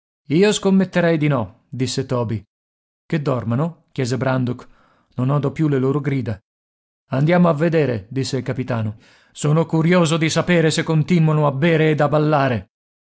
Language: Italian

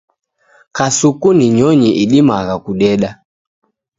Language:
Taita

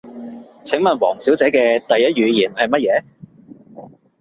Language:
Cantonese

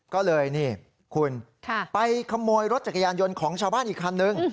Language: Thai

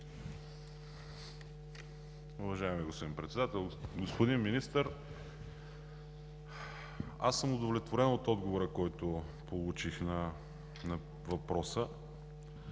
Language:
Bulgarian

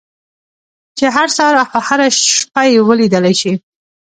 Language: Pashto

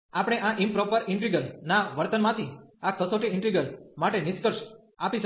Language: Gujarati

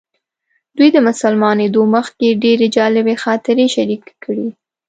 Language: Pashto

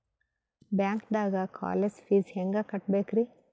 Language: Kannada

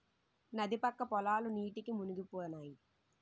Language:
Telugu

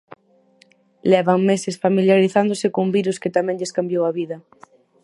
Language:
Galician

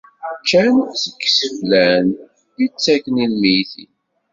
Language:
Kabyle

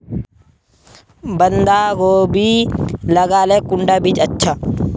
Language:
Magahi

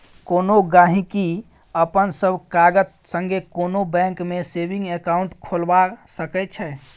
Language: Maithili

